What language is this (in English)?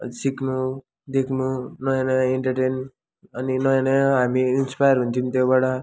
Nepali